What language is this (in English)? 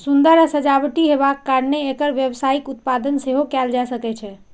Maithili